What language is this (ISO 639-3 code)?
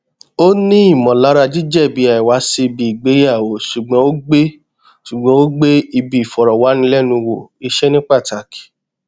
yor